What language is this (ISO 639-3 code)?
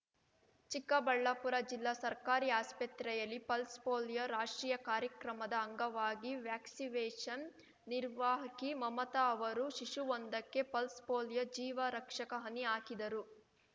kan